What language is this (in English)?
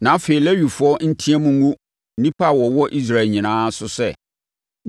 Akan